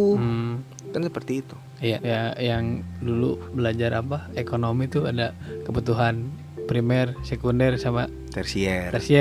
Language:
Indonesian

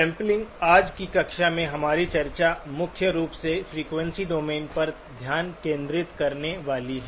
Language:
Hindi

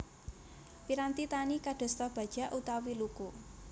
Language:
Javanese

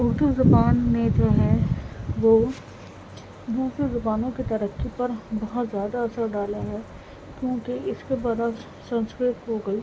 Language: Urdu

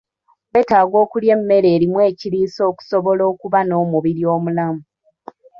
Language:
Ganda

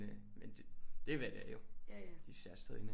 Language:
Danish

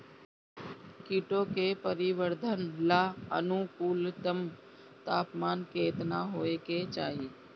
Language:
Bhojpuri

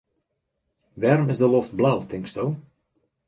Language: Western Frisian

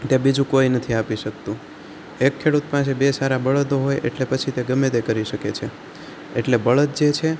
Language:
Gujarati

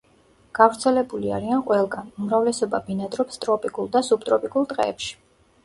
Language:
Georgian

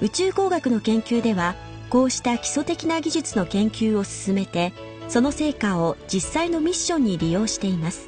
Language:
Japanese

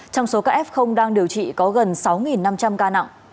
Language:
Vietnamese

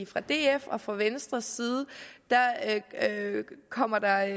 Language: Danish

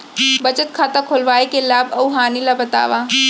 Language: Chhattisgarhi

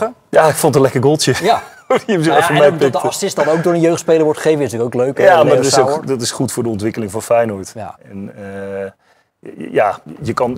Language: Dutch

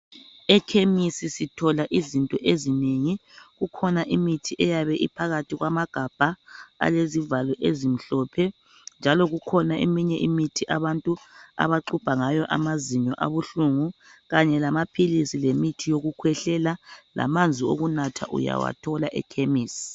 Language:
North Ndebele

